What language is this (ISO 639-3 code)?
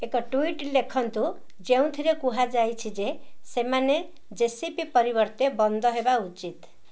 ori